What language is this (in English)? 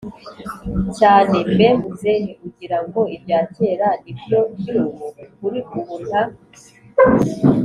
Kinyarwanda